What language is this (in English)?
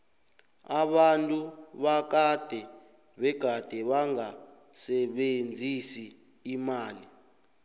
South Ndebele